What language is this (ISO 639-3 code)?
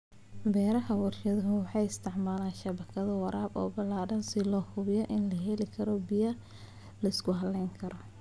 som